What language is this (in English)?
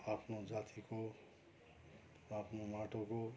Nepali